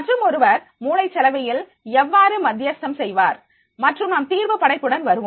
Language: Tamil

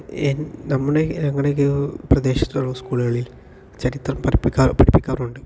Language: Malayalam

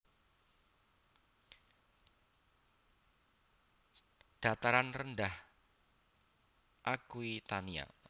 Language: Javanese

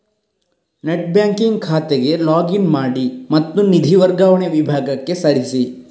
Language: Kannada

